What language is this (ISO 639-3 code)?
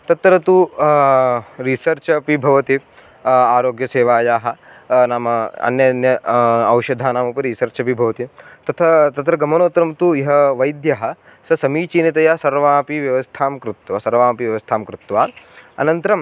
san